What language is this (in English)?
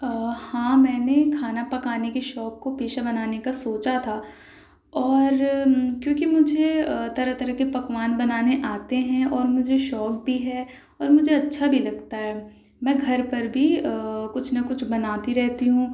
Urdu